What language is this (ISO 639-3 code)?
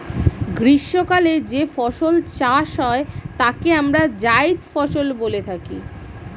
ben